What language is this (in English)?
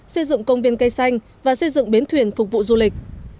Vietnamese